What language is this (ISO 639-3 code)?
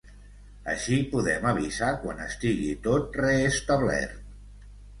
cat